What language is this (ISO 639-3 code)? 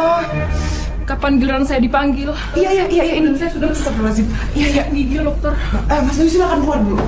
ind